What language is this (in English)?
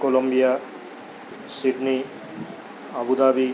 Urdu